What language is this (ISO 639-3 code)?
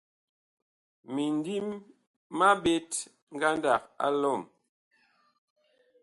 bkh